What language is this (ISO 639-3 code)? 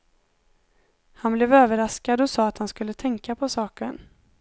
swe